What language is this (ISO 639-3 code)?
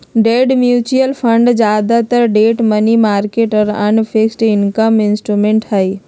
mag